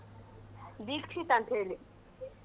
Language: Kannada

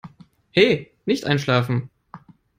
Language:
German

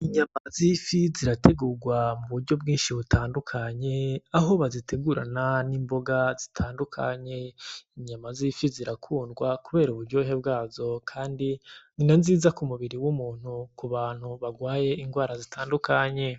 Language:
Rundi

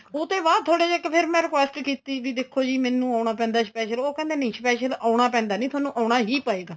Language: Punjabi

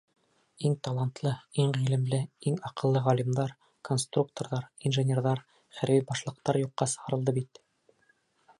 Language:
Bashkir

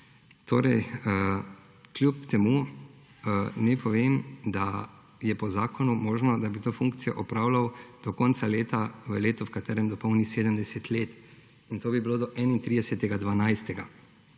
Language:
Slovenian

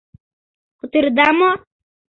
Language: Mari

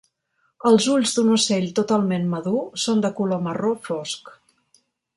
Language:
Catalan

